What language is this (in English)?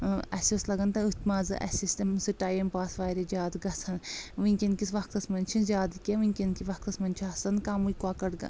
Kashmiri